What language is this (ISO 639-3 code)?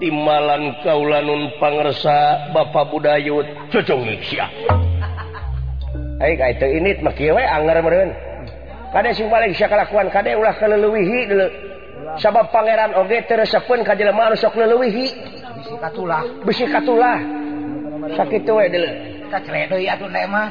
ind